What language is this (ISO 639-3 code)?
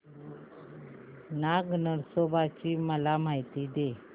mar